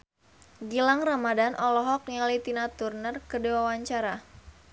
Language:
Sundanese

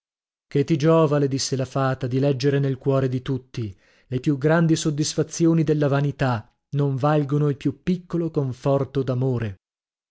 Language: Italian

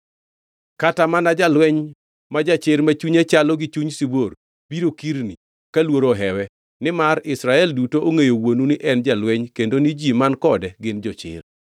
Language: Luo (Kenya and Tanzania)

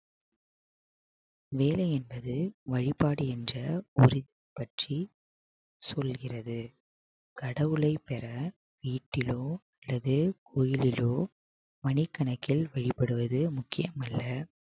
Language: Tamil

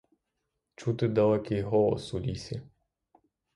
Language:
Ukrainian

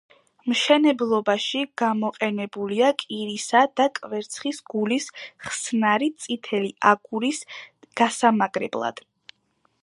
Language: Georgian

